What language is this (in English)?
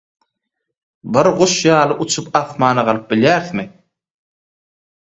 Turkmen